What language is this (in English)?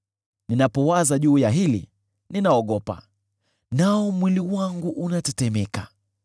Swahili